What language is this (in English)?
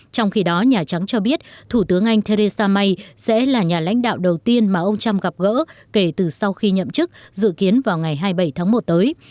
Vietnamese